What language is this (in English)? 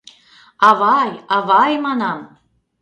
Mari